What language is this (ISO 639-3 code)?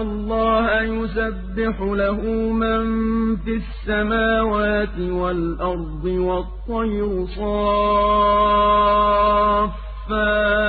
ara